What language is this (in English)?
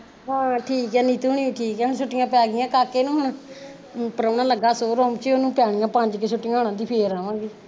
Punjabi